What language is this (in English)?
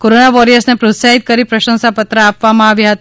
Gujarati